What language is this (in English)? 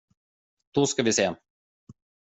Swedish